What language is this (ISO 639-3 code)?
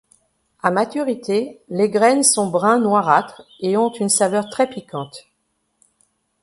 fra